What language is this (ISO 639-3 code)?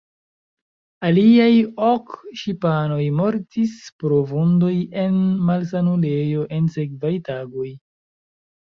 epo